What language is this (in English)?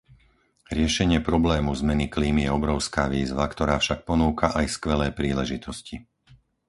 Slovak